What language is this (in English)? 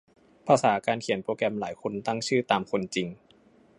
Thai